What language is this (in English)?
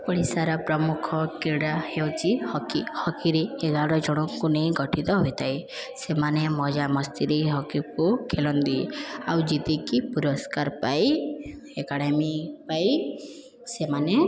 Odia